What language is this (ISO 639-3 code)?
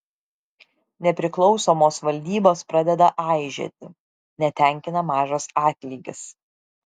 lit